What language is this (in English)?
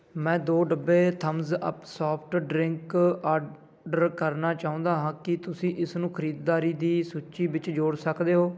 Punjabi